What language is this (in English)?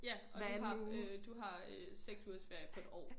Danish